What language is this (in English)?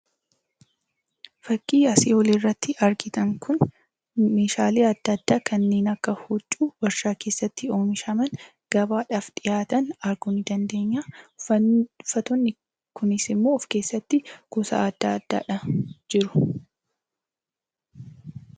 Oromo